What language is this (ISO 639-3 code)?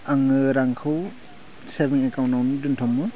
brx